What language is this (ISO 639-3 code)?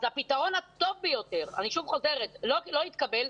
heb